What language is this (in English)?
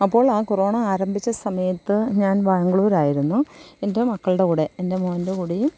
Malayalam